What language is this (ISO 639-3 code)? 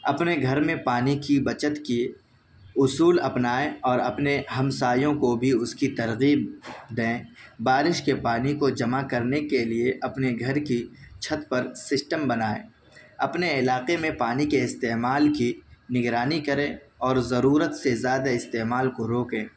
urd